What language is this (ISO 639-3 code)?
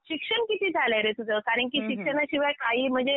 mar